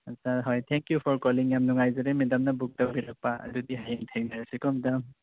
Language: Manipuri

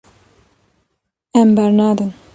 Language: Kurdish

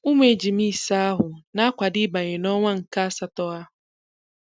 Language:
Igbo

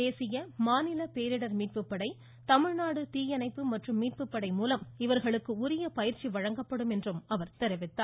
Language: Tamil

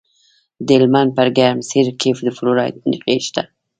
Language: Pashto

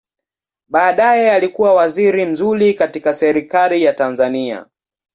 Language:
Swahili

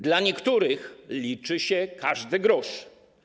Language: Polish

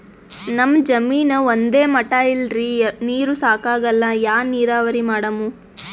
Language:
Kannada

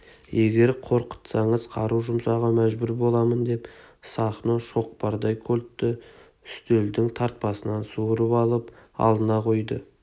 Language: Kazakh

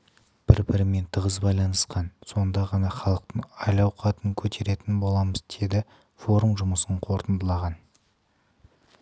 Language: Kazakh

